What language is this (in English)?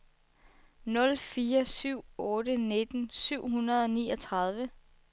Danish